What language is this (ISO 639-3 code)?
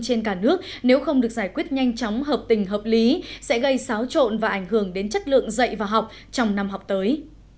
vie